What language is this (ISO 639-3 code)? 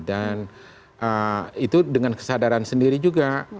ind